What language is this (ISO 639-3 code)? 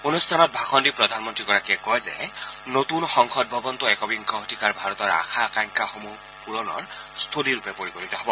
asm